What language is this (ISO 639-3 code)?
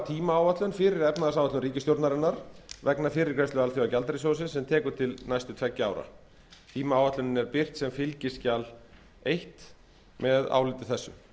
isl